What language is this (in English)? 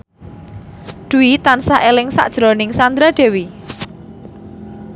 Javanese